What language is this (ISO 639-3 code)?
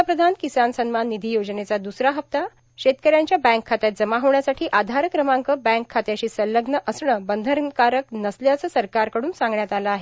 mar